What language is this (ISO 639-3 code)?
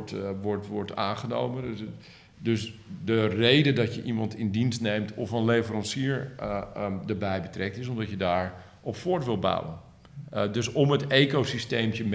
nld